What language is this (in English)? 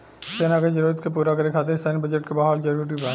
Bhojpuri